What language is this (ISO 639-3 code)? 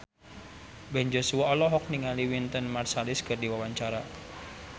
sun